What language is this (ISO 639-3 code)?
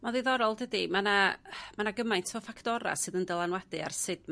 cym